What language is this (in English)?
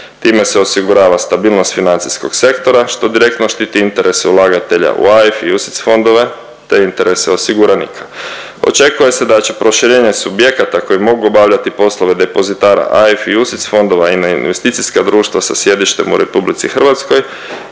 Croatian